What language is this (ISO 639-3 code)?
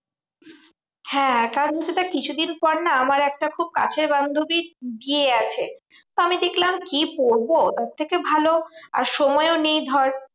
ben